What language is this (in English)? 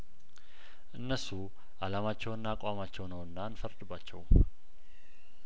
Amharic